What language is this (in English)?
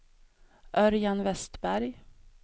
Swedish